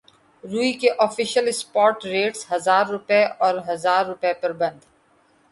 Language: Urdu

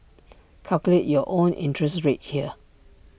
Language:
English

